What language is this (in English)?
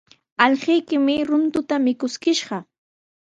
Sihuas Ancash Quechua